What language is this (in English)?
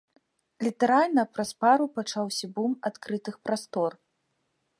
Belarusian